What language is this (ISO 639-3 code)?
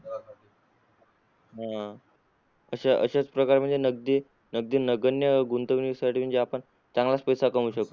mar